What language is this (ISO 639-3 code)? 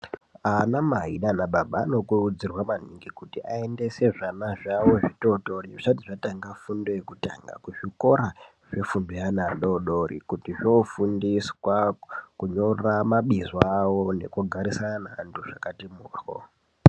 ndc